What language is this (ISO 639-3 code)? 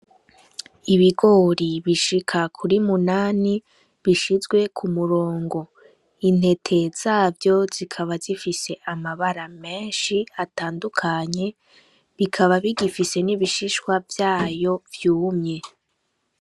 run